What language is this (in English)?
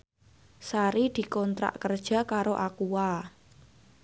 Javanese